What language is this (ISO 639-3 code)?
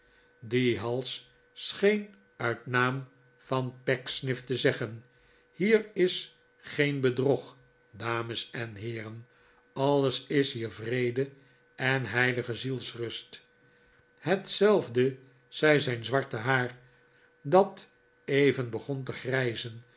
nld